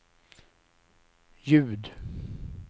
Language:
Swedish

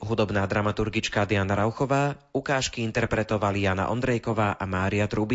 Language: Slovak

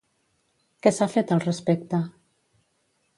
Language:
Catalan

